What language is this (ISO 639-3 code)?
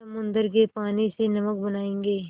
hin